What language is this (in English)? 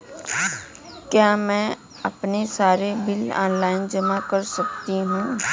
Hindi